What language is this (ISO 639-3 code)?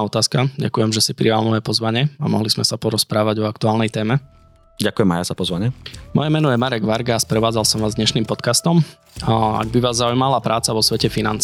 slk